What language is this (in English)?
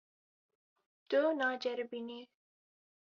Kurdish